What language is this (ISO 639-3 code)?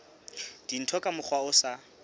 sot